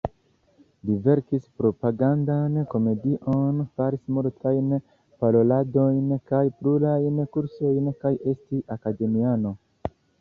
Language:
Esperanto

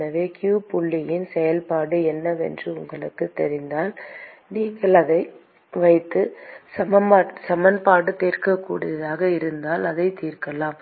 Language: Tamil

